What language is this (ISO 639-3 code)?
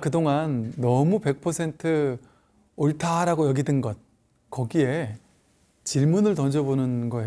kor